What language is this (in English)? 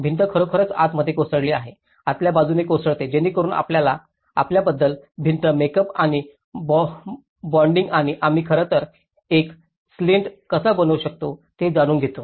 Marathi